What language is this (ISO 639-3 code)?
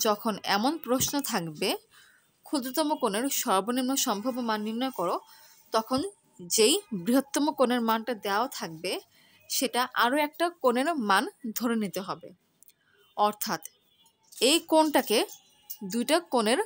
pol